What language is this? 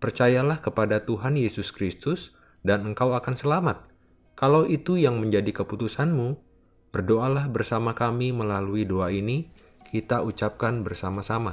Indonesian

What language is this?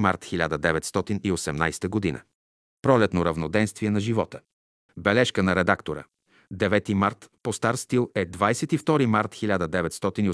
Bulgarian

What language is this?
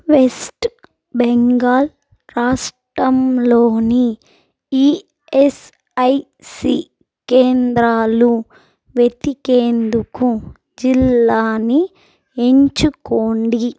Telugu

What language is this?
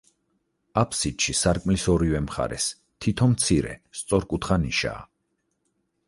Georgian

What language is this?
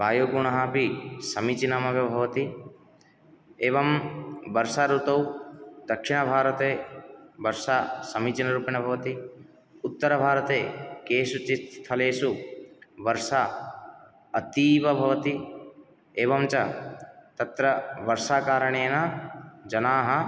Sanskrit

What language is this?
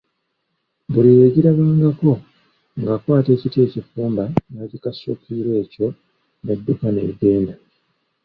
Ganda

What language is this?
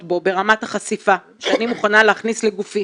Hebrew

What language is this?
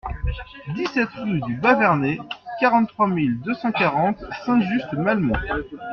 French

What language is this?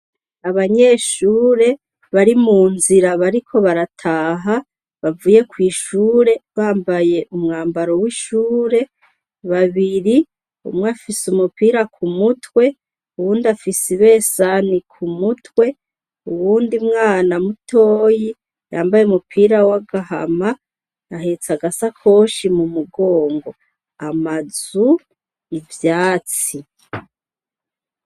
Rundi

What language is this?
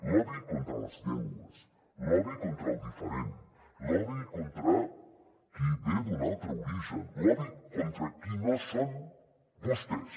Catalan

